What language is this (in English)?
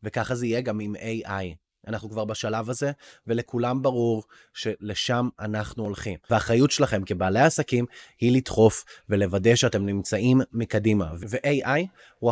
Hebrew